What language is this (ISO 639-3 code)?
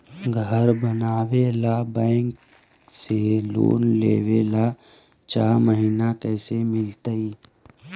mag